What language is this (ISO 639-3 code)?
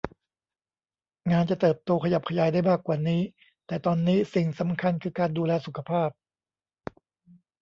tha